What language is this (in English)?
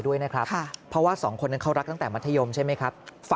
Thai